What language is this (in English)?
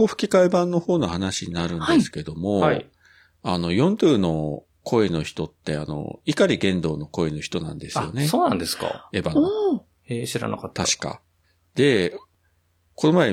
Japanese